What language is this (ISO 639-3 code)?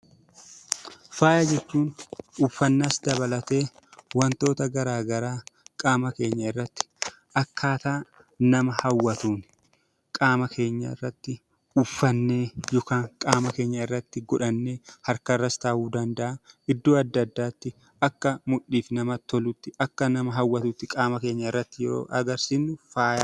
orm